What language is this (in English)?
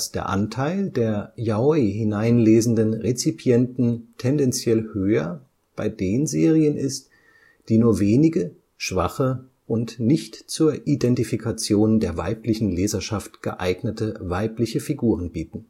German